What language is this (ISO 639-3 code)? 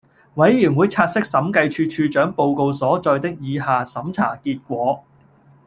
yue